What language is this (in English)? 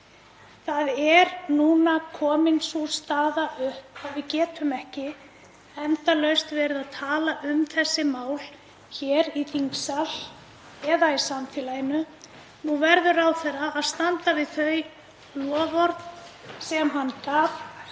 Icelandic